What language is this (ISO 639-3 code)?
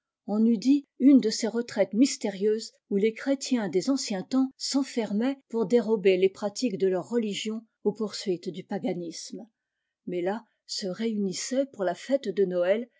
fra